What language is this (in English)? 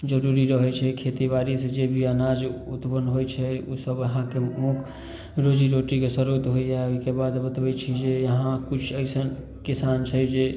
Maithili